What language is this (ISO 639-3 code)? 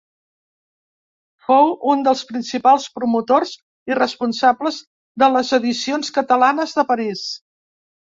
cat